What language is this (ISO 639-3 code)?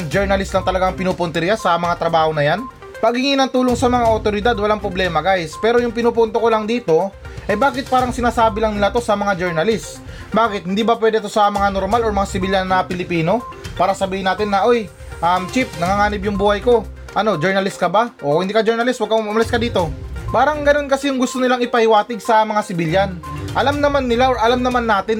fil